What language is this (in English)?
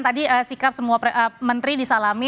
Indonesian